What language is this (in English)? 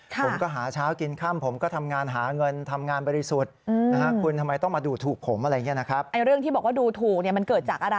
Thai